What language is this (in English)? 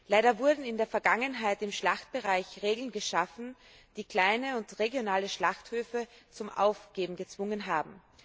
German